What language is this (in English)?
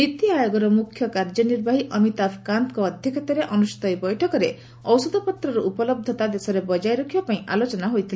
Odia